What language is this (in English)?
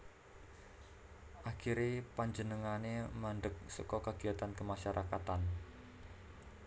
Javanese